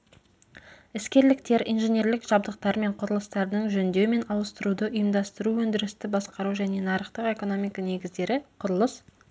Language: Kazakh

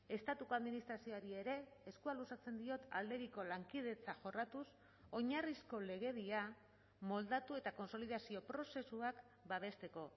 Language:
Basque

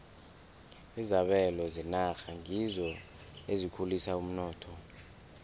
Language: South Ndebele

